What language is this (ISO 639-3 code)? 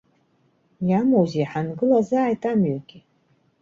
abk